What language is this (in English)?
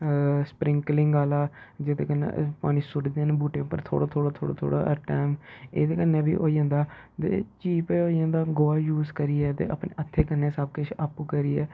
Dogri